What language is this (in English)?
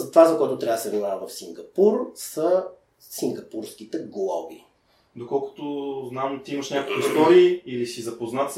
Bulgarian